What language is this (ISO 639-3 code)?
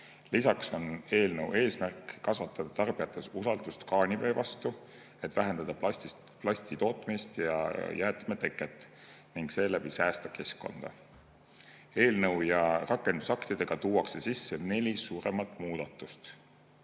est